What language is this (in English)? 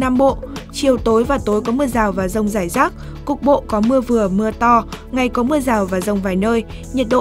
Vietnamese